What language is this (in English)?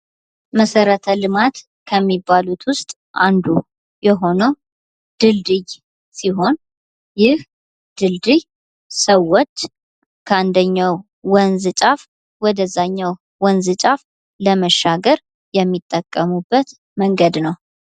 Amharic